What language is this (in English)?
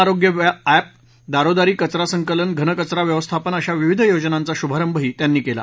Marathi